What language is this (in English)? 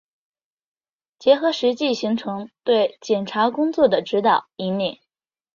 Chinese